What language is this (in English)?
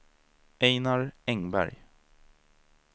Swedish